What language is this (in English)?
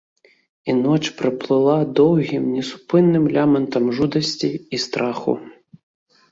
Belarusian